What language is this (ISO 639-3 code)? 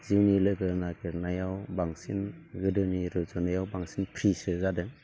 brx